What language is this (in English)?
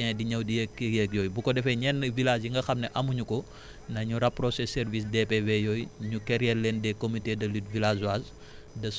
Wolof